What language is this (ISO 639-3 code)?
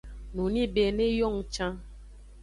ajg